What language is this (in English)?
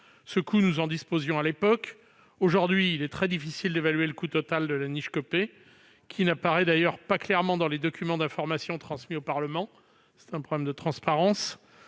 French